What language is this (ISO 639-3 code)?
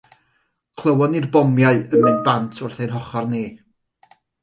cym